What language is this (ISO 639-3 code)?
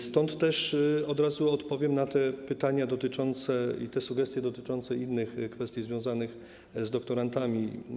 pol